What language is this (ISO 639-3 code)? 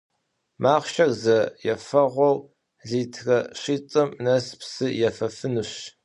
kbd